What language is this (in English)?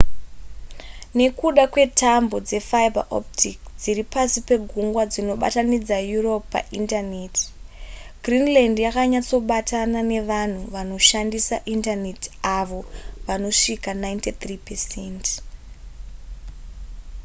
Shona